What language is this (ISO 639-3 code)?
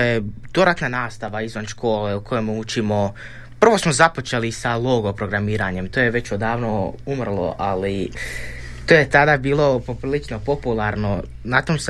hrv